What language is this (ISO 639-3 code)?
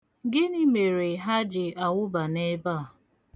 ibo